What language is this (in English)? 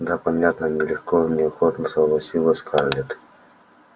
Russian